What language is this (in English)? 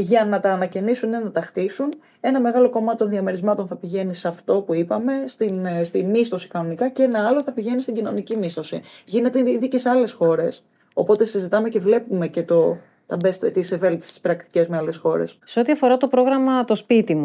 Greek